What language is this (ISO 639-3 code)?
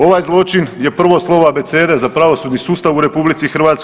hrv